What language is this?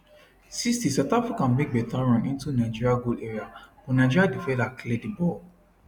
Nigerian Pidgin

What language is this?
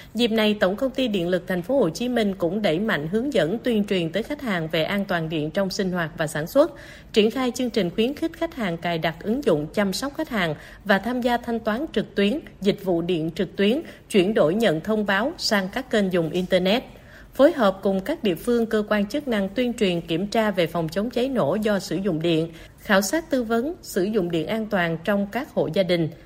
Vietnamese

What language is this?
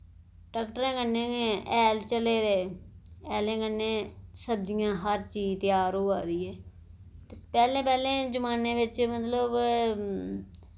Dogri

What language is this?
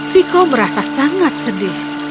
Indonesian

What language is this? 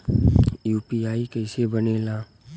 Bhojpuri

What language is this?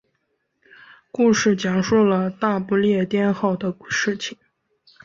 Chinese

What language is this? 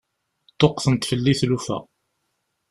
Kabyle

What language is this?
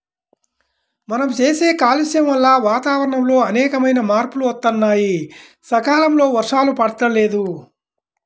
Telugu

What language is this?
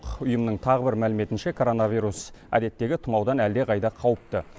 Kazakh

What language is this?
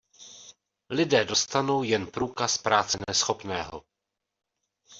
Czech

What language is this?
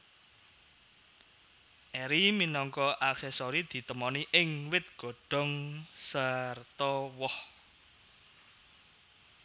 Javanese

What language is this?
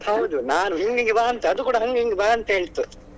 Kannada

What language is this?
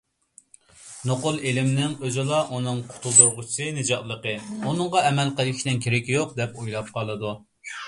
Uyghur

